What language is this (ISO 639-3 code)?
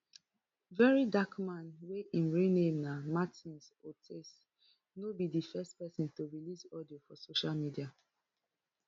pcm